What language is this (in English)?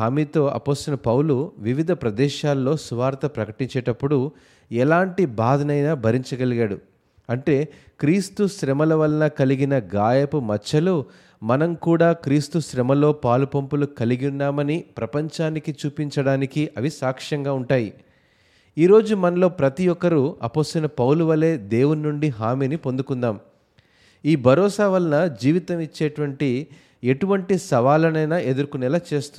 Telugu